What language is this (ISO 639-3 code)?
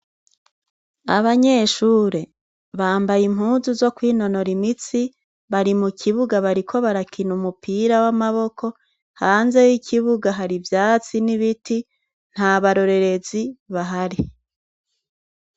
run